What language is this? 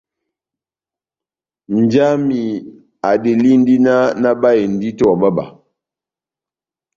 Batanga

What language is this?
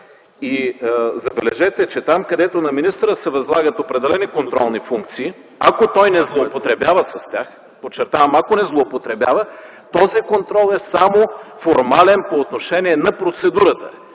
Bulgarian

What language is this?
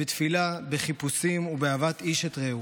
Hebrew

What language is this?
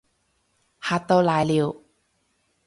Cantonese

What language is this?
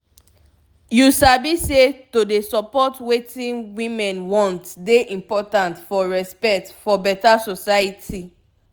Nigerian Pidgin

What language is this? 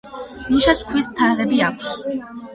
Georgian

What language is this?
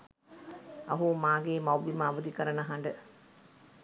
Sinhala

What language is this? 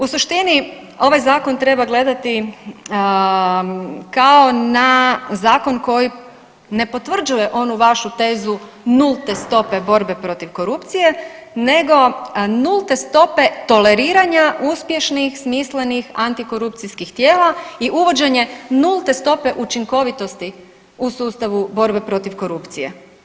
Croatian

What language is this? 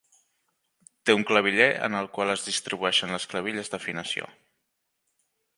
Catalan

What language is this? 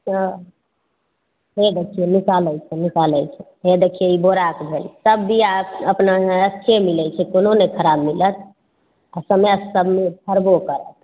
Maithili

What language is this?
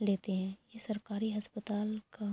Urdu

